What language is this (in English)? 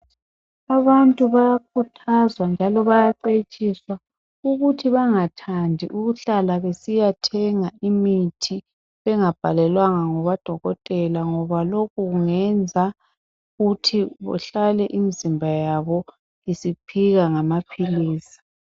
North Ndebele